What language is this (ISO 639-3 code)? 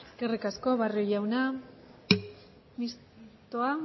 eus